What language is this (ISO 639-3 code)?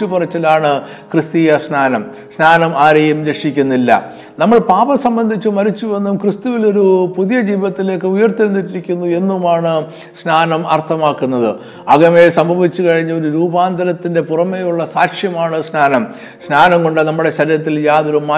mal